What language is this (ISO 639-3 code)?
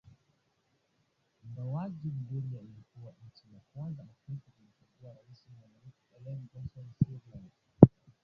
swa